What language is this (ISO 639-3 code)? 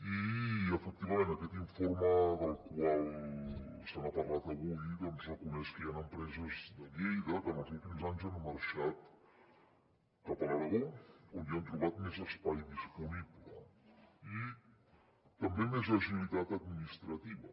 cat